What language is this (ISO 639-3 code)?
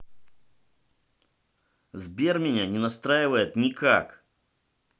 rus